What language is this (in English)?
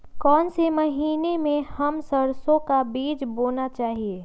Magahi